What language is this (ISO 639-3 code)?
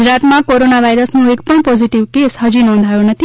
guj